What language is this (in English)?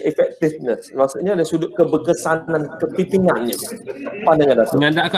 Malay